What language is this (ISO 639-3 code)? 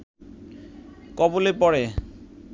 ben